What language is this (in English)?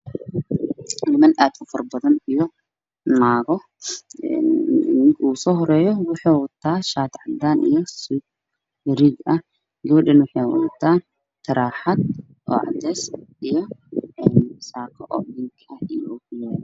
Somali